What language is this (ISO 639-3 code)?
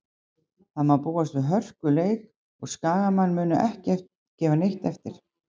isl